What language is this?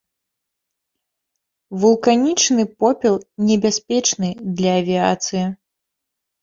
Belarusian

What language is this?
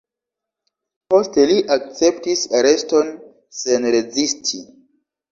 Esperanto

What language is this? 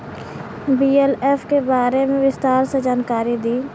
Bhojpuri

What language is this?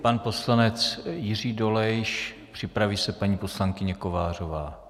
Czech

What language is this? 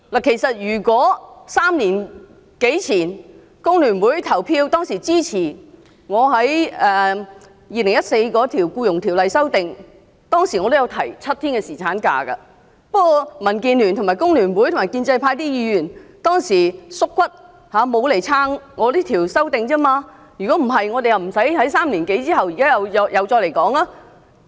Cantonese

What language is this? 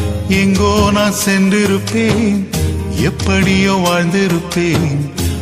Tamil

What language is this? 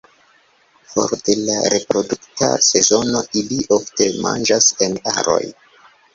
Esperanto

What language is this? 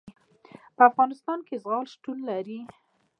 Pashto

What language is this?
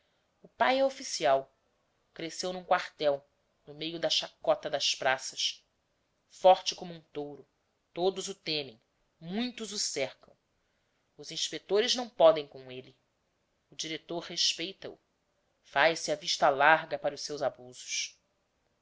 Portuguese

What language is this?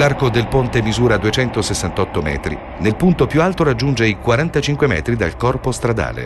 Italian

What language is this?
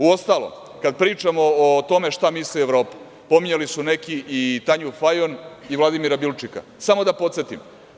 Serbian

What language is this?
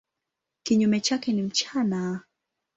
Swahili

